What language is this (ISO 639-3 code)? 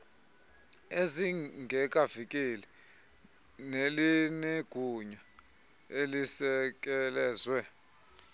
xho